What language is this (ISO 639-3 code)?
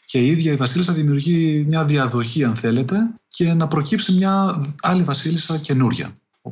ell